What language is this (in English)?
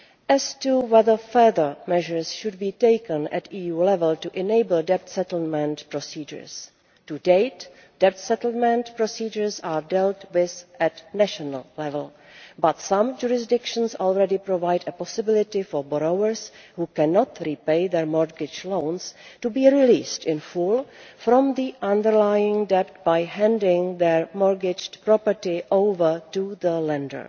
English